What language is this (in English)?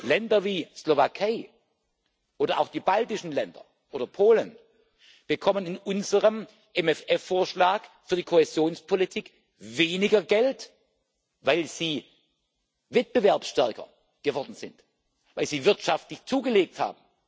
German